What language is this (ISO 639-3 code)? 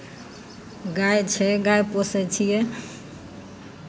mai